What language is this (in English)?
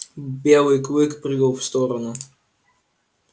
Russian